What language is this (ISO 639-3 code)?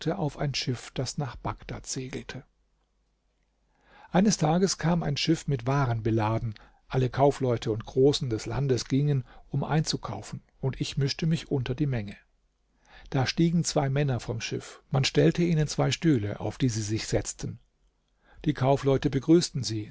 deu